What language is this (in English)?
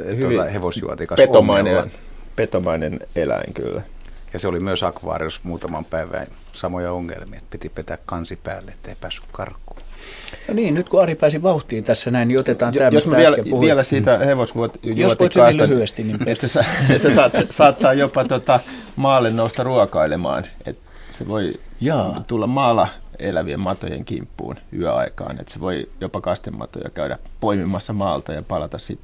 Finnish